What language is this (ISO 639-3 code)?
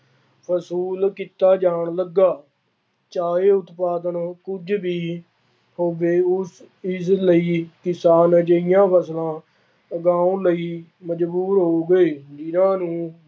pan